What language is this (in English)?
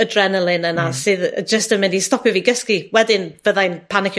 Welsh